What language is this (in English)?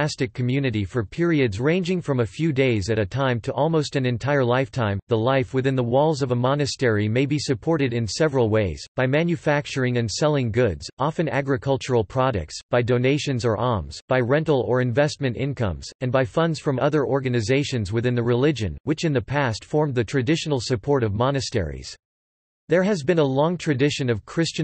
English